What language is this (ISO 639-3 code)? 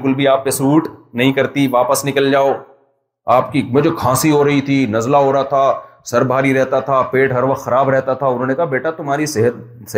urd